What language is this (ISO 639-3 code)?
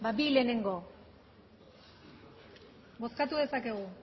eus